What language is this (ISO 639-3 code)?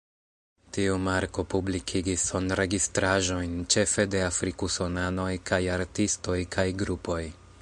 epo